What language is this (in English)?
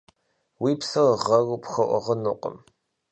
Kabardian